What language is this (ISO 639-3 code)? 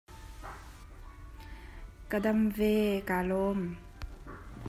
cnh